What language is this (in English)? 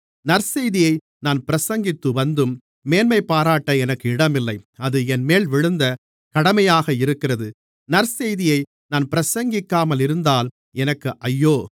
Tamil